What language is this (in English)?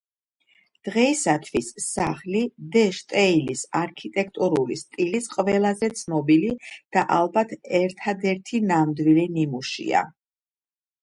Georgian